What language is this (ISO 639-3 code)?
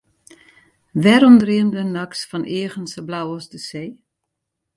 fry